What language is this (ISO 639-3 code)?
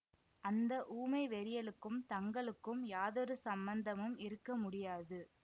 tam